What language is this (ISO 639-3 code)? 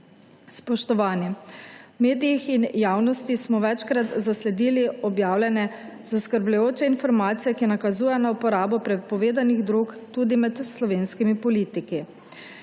slv